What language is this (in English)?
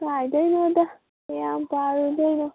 Manipuri